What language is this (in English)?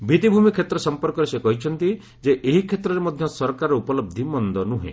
Odia